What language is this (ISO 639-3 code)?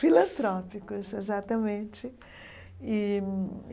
por